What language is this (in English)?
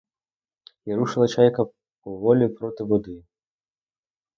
Ukrainian